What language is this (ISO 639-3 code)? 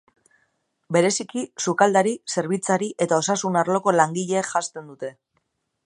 eus